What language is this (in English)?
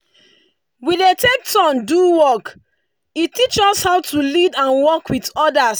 Nigerian Pidgin